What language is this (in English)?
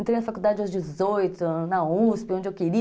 Portuguese